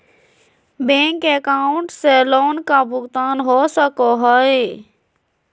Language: Magahi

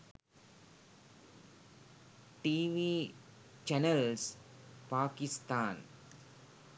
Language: Sinhala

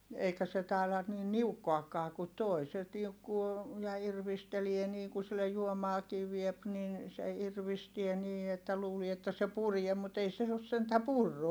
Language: Finnish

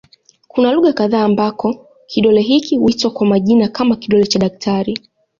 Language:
Swahili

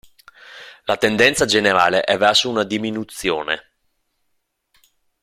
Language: Italian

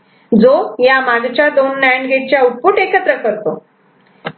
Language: Marathi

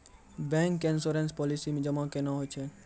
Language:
Maithili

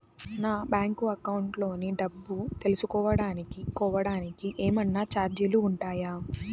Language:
Telugu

